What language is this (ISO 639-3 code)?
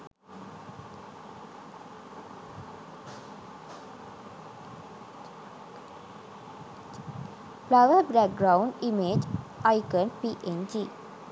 sin